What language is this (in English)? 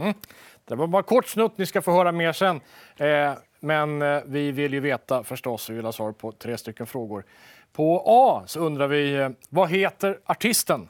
Swedish